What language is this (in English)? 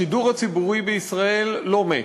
Hebrew